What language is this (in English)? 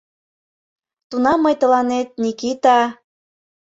Mari